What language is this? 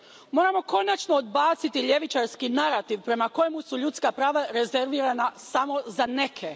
Croatian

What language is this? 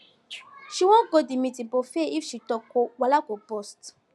Nigerian Pidgin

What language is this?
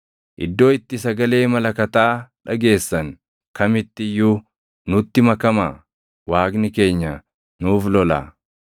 Oromo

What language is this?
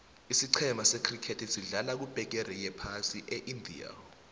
South Ndebele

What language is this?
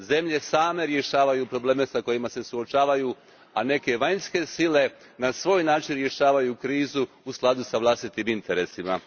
Croatian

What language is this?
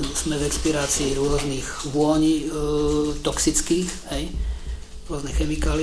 Slovak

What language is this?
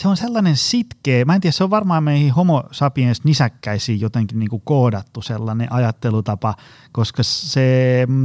Finnish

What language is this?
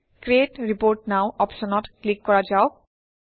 Assamese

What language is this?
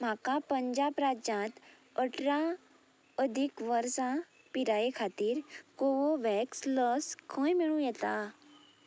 Konkani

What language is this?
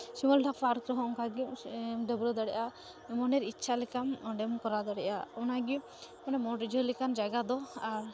Santali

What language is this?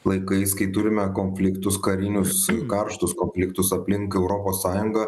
Lithuanian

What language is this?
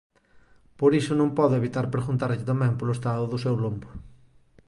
Galician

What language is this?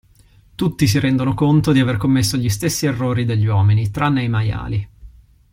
Italian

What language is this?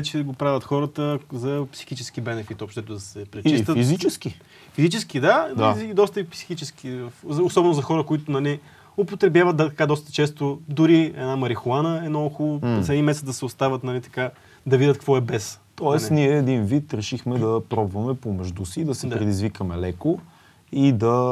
Bulgarian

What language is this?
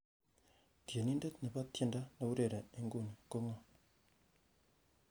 Kalenjin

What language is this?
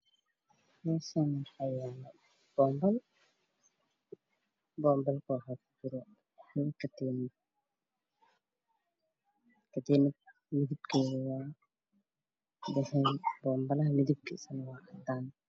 Somali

